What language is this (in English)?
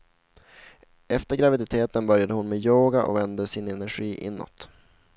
Swedish